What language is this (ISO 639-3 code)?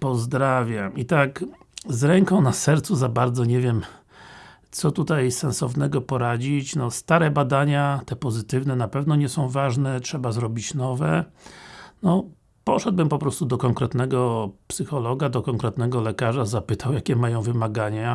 pol